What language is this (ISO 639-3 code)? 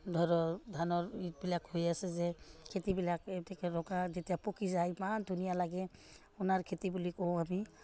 asm